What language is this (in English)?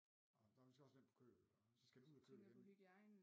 Danish